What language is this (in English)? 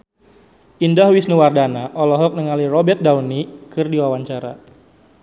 Sundanese